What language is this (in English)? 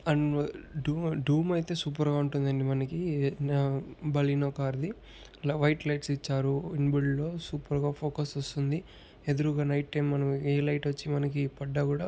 Telugu